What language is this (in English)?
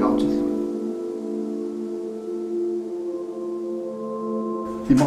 Arabic